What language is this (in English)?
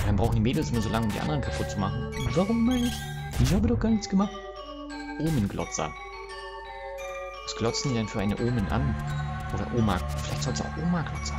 German